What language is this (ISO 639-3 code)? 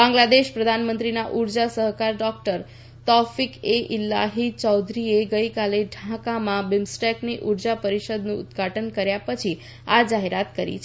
guj